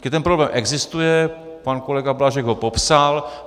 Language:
Czech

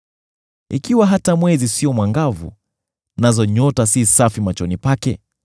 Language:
Swahili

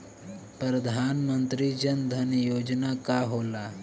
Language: Bhojpuri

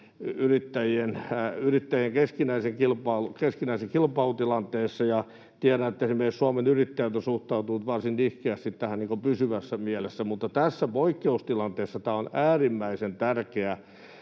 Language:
Finnish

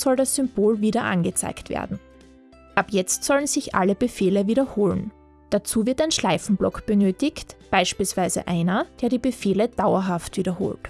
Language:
German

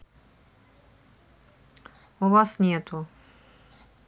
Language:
Russian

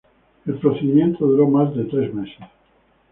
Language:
Spanish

